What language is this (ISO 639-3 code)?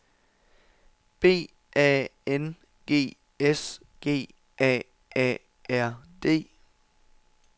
dan